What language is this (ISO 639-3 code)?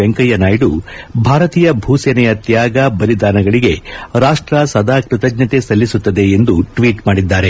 kan